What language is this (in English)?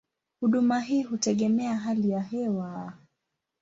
Swahili